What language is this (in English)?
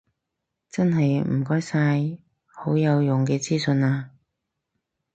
Cantonese